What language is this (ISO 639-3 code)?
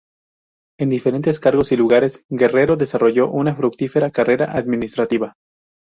spa